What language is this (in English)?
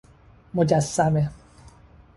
Persian